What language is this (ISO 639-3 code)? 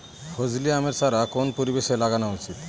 ben